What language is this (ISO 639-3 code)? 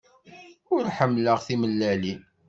kab